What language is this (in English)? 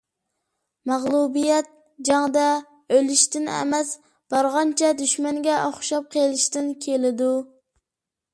Uyghur